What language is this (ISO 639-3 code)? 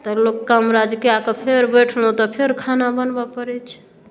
mai